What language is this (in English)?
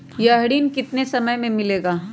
Magahi